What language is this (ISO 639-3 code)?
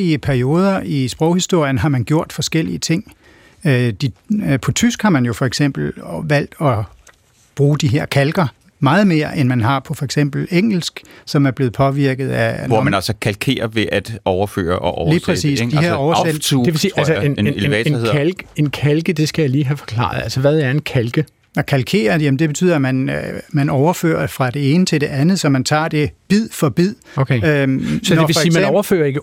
dan